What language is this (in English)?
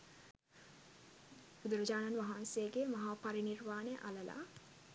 Sinhala